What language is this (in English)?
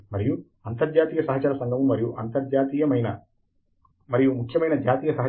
Telugu